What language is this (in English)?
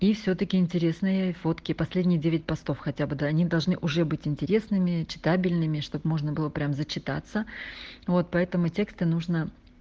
Russian